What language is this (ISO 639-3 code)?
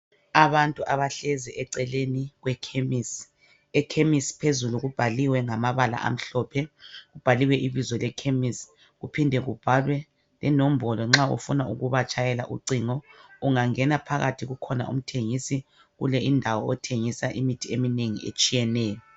nde